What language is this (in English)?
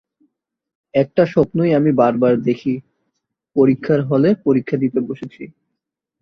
Bangla